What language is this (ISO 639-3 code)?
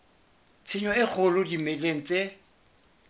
sot